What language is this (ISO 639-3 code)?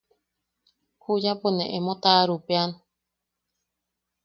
yaq